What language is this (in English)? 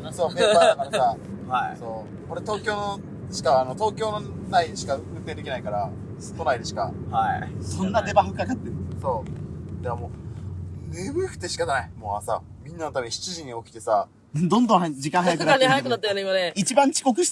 Japanese